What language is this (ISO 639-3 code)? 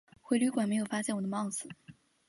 zho